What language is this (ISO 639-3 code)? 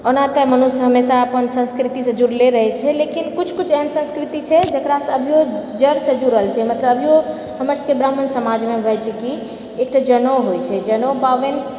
mai